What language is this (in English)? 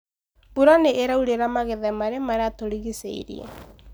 Kikuyu